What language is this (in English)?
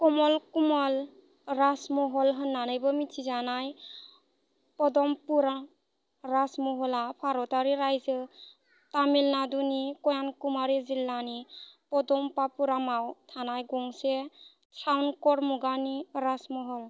Bodo